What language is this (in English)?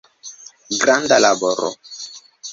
Esperanto